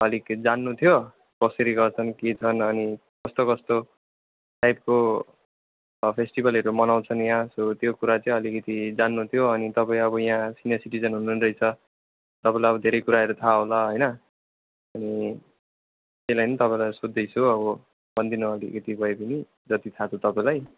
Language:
Nepali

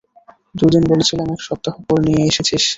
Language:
Bangla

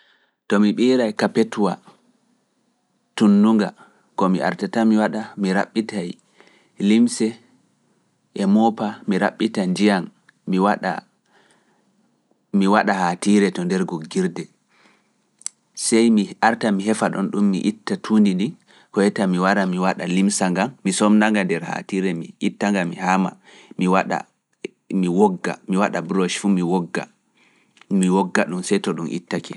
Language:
Fula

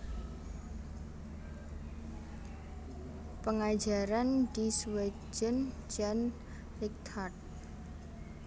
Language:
Javanese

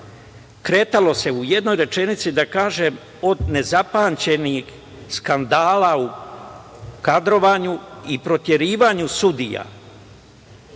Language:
Serbian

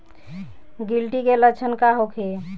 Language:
Bhojpuri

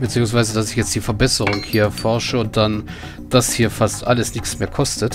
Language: German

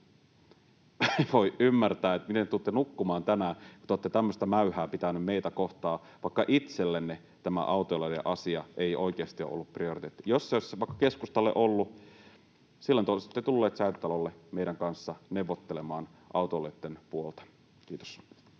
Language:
Finnish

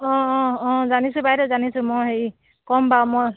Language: Assamese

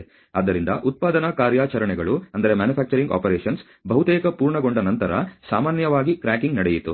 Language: Kannada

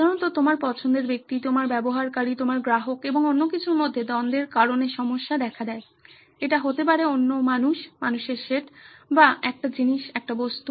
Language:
Bangla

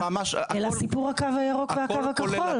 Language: Hebrew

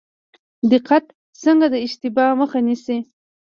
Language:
Pashto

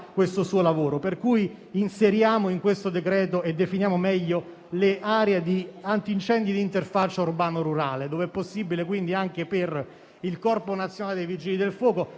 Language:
Italian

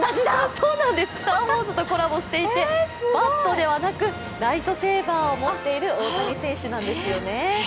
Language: Japanese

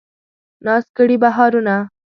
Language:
Pashto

